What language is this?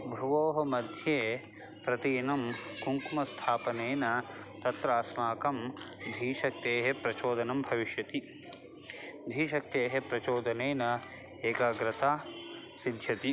Sanskrit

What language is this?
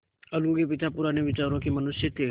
Hindi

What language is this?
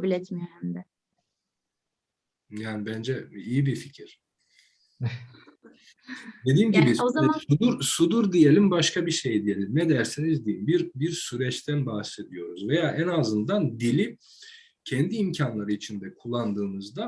Turkish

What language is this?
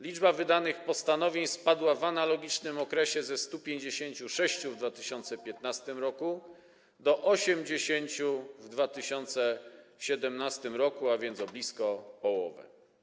Polish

